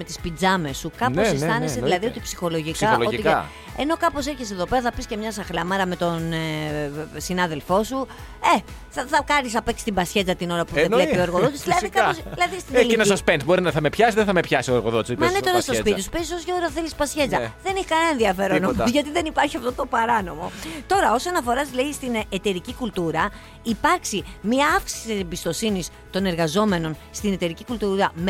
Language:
Greek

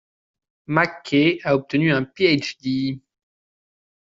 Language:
French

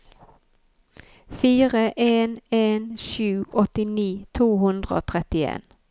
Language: Norwegian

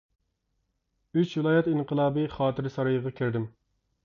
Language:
Uyghur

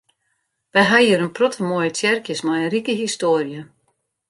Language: Western Frisian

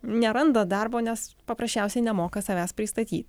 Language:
Lithuanian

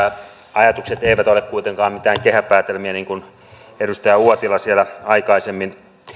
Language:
Finnish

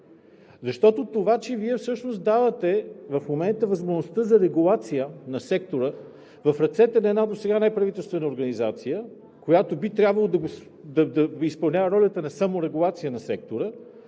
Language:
Bulgarian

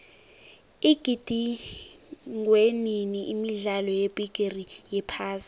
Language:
South Ndebele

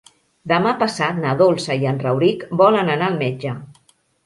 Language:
Catalan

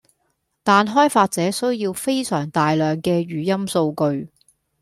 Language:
Cantonese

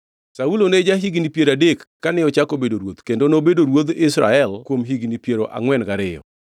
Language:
Luo (Kenya and Tanzania)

